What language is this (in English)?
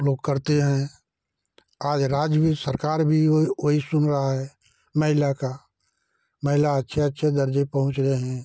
Hindi